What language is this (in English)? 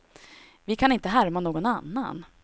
Swedish